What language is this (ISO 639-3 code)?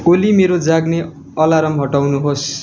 nep